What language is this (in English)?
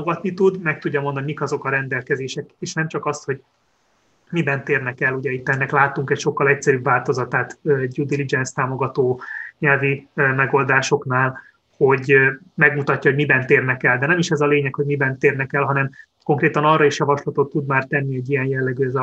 Hungarian